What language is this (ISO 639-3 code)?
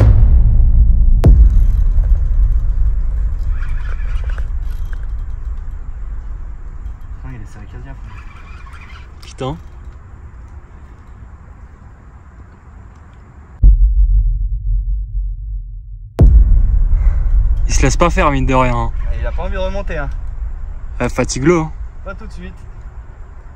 fra